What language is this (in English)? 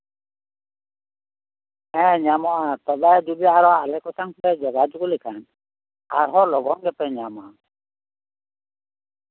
Santali